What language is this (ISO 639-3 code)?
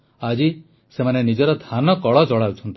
ori